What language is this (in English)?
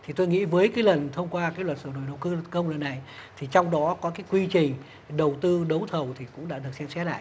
Vietnamese